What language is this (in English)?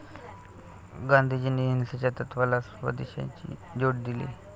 Marathi